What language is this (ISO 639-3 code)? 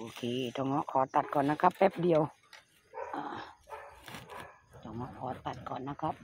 tha